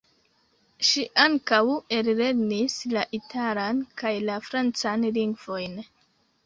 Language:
Esperanto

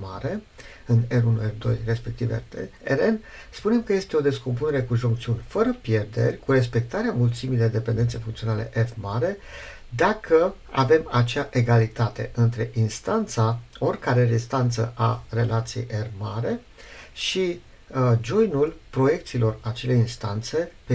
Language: Romanian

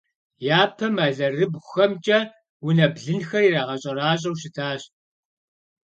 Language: Kabardian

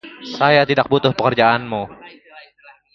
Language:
Indonesian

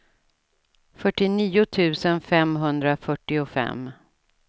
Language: Swedish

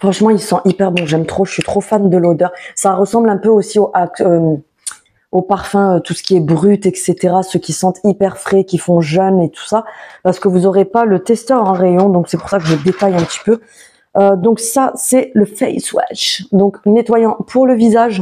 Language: French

